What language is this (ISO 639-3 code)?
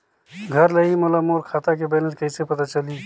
hne